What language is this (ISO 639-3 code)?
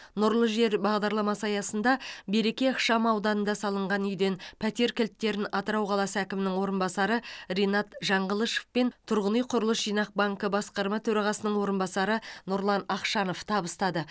kaz